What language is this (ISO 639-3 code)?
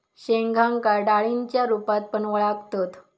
mar